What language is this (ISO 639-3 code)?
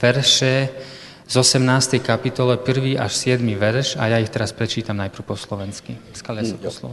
slk